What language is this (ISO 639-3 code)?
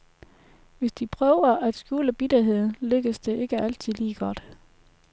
dan